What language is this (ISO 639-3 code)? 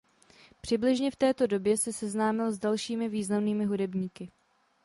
ces